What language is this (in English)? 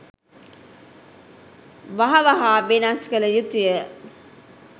Sinhala